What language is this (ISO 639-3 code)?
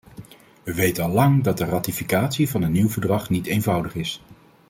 nld